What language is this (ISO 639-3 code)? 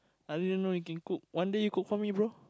eng